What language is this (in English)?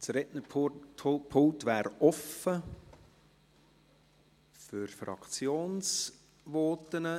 Swiss German